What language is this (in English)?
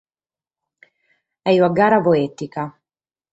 Sardinian